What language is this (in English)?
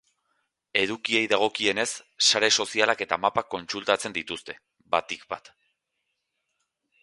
Basque